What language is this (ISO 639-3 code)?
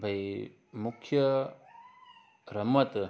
snd